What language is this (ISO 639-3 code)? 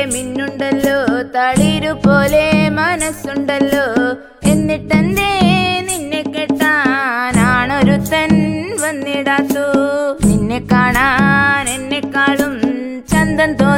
mal